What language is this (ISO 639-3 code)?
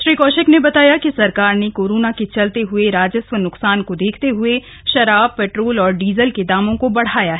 hin